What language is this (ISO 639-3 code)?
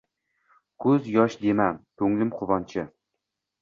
uzb